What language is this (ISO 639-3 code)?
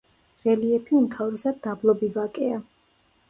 kat